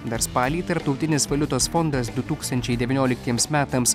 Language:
Lithuanian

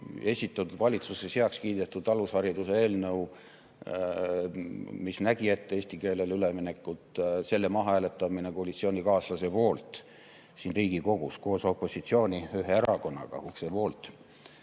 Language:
Estonian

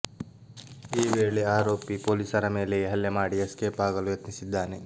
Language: Kannada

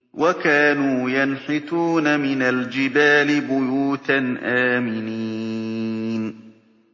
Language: Arabic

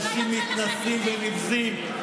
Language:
Hebrew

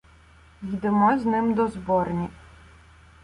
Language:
Ukrainian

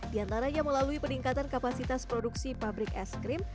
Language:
Indonesian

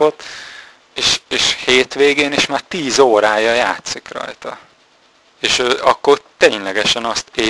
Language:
Hungarian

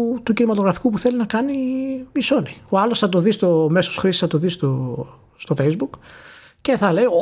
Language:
Greek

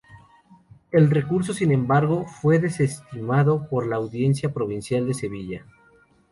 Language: Spanish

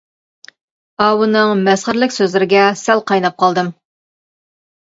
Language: Uyghur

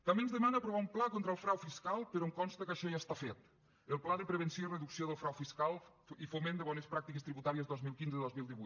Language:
Catalan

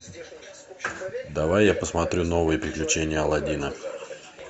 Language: Russian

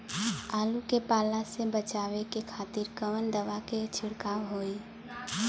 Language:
Bhojpuri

